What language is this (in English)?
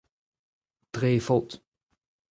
Breton